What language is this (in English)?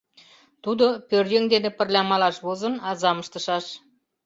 Mari